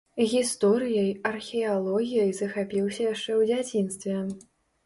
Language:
Belarusian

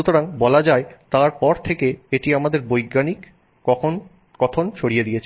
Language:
Bangla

